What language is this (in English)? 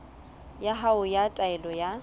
Southern Sotho